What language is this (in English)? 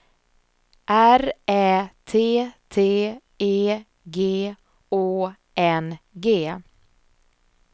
Swedish